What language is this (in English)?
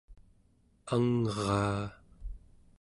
Central Yupik